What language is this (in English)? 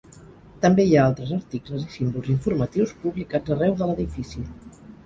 Catalan